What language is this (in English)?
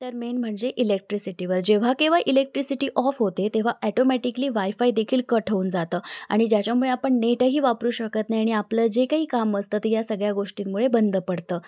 Marathi